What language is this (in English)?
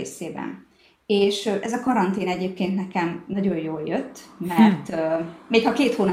Hungarian